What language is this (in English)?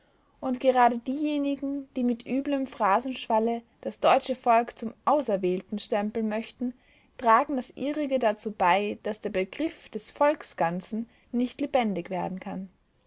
German